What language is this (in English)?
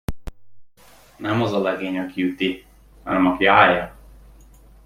Hungarian